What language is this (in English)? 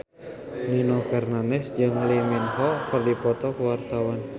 Sundanese